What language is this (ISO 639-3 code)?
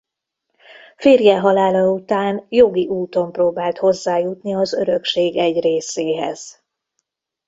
hun